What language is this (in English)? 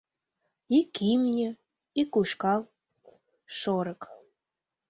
Mari